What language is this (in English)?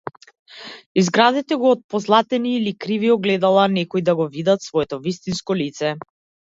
Macedonian